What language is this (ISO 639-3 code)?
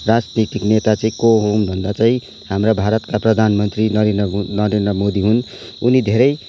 nep